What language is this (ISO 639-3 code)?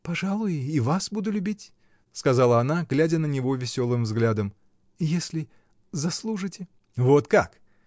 rus